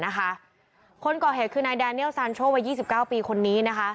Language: Thai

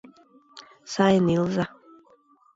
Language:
Mari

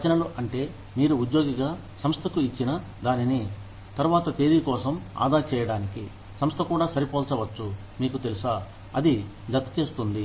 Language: Telugu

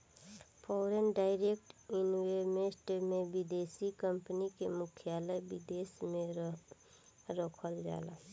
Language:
Bhojpuri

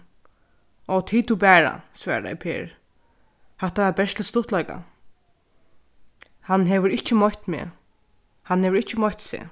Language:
Faroese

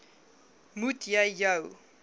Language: Afrikaans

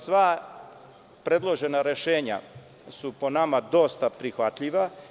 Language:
Serbian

